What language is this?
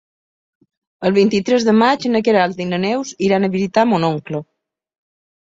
Catalan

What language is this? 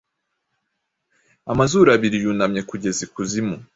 Kinyarwanda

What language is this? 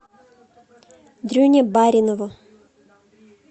Russian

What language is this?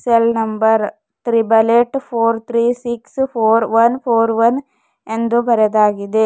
Kannada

